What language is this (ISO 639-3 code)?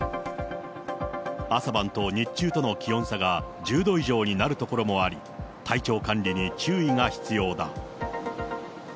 jpn